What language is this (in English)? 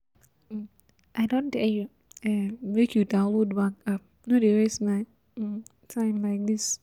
Nigerian Pidgin